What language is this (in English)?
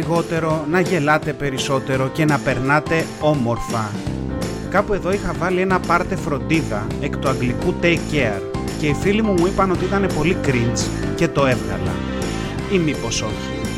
Greek